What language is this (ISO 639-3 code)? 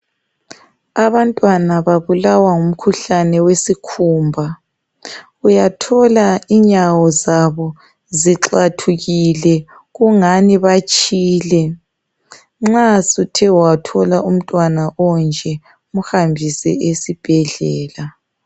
nde